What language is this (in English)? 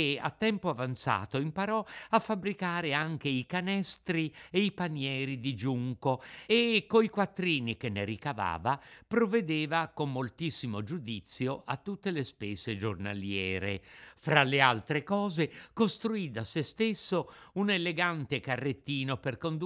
Italian